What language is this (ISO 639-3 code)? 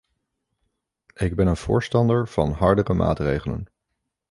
nld